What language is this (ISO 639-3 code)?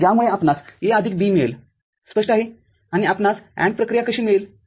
mar